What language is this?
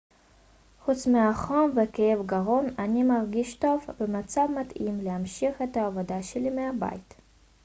Hebrew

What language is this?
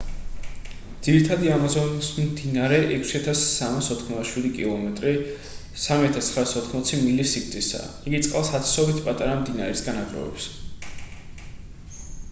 Georgian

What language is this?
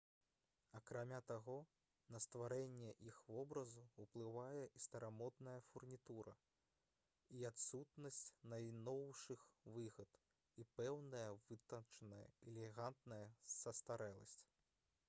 Belarusian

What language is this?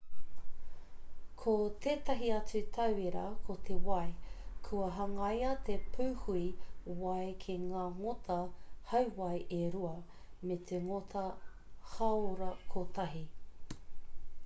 Māori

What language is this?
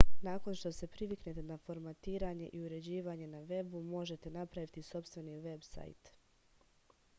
Serbian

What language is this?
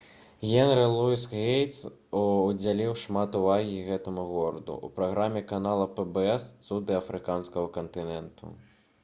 Belarusian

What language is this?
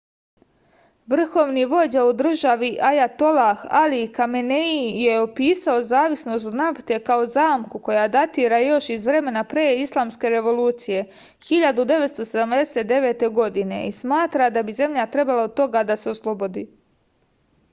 Serbian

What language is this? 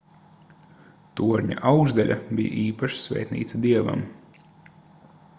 Latvian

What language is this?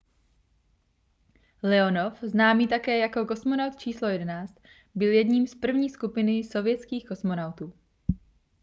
Czech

